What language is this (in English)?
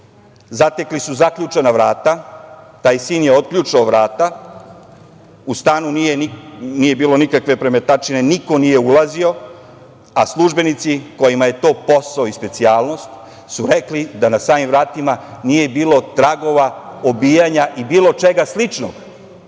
Serbian